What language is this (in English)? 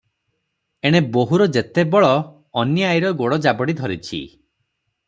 Odia